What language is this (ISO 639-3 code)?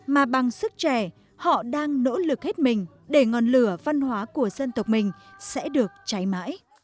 vie